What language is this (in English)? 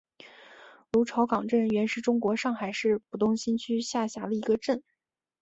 Chinese